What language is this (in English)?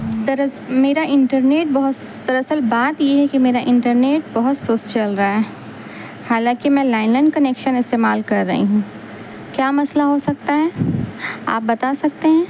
Urdu